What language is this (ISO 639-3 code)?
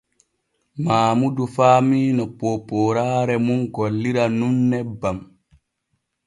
fue